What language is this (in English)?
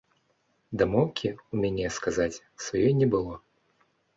Belarusian